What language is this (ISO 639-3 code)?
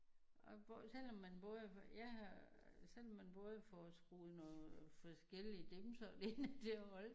dan